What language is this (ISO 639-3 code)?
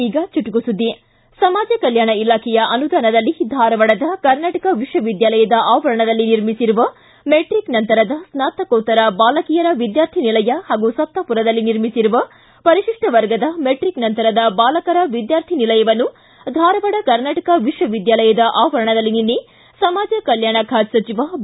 kan